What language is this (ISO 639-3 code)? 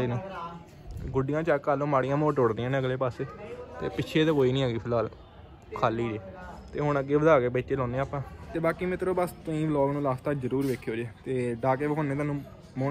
pan